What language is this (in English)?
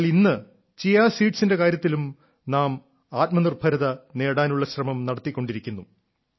Malayalam